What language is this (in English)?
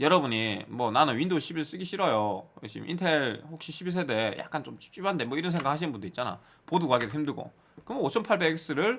Korean